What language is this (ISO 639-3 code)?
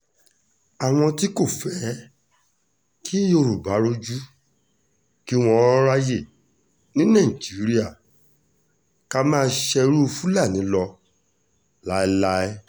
yor